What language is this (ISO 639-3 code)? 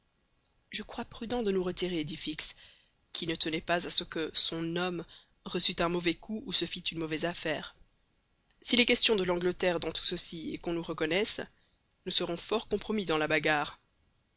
fra